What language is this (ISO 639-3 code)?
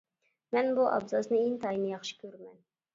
uig